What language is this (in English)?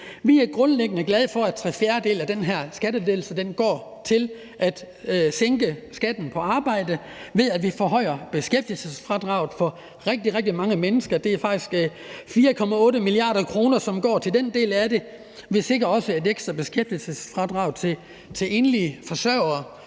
Danish